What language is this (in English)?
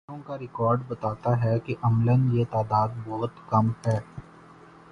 Urdu